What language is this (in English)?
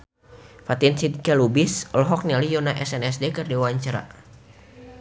Sundanese